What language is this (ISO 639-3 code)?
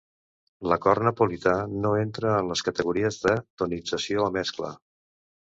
cat